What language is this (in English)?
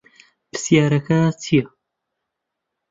Central Kurdish